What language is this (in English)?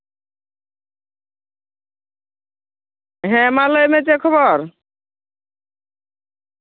Santali